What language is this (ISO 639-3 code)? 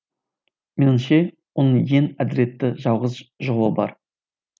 kaz